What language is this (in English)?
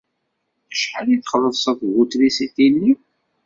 Kabyle